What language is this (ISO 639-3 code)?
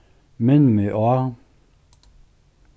fao